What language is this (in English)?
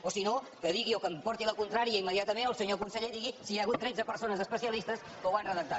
Catalan